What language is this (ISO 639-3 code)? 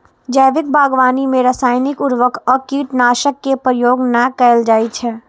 mai